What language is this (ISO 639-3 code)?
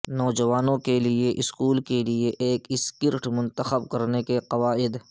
urd